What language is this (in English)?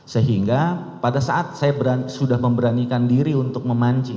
Indonesian